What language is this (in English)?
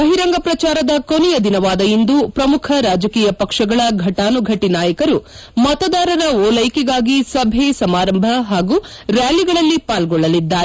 Kannada